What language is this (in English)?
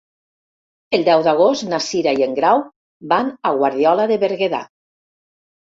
Catalan